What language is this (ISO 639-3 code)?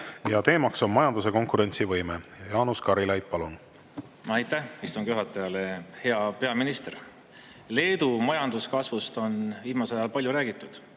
est